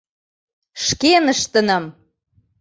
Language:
Mari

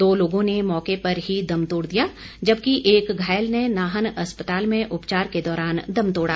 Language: Hindi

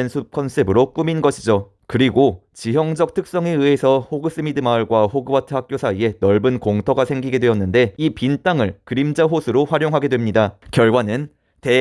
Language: Korean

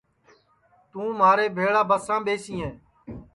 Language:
Sansi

